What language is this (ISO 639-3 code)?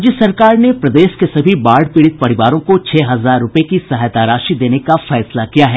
hin